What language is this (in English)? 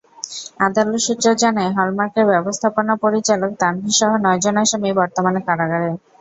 Bangla